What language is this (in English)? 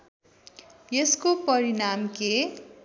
Nepali